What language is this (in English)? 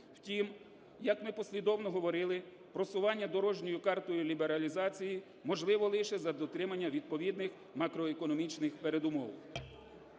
Ukrainian